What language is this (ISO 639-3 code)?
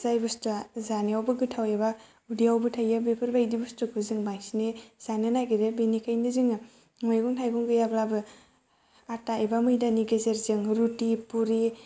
brx